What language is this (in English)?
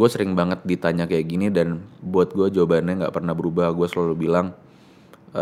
Indonesian